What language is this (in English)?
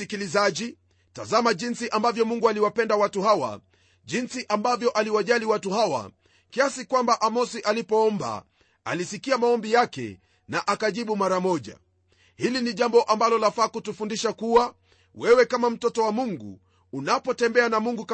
Swahili